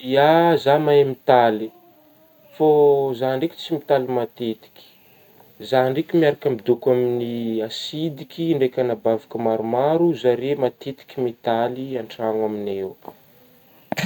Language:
Northern Betsimisaraka Malagasy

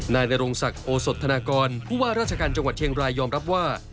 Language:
Thai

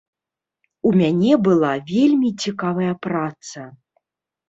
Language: Belarusian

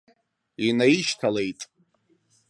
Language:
Abkhazian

